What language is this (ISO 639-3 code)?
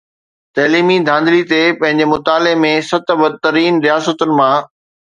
snd